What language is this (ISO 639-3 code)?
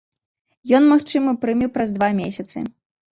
bel